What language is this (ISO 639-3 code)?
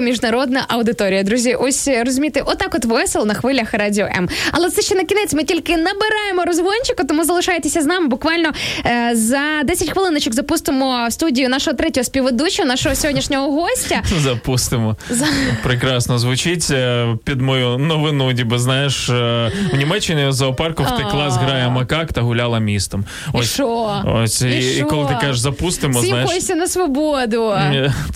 ukr